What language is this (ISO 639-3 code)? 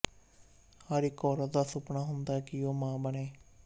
pan